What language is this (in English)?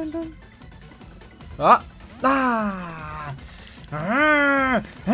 German